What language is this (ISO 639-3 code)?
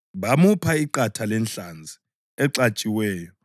nde